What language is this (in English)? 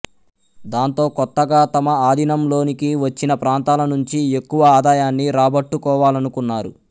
Telugu